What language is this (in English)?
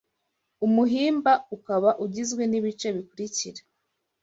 Kinyarwanda